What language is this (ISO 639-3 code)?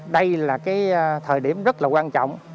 vie